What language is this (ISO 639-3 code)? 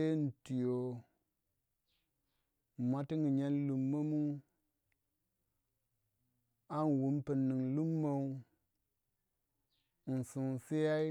wja